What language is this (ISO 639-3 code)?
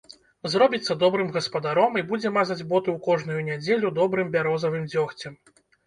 bel